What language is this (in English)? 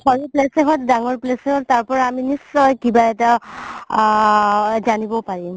Assamese